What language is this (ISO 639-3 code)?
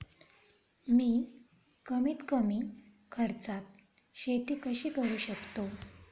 mar